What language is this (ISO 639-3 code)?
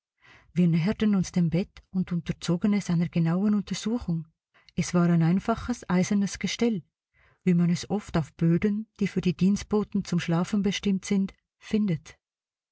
deu